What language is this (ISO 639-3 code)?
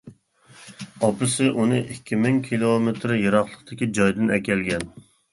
uig